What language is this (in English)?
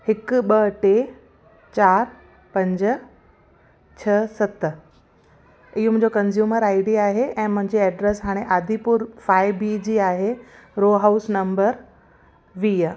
Sindhi